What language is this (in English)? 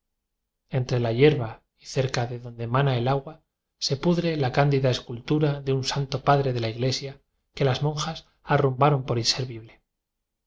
Spanish